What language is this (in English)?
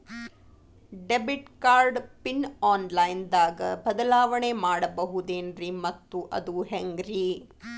Kannada